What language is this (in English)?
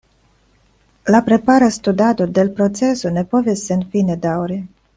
Esperanto